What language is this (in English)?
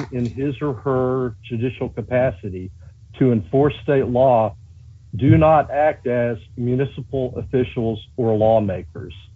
English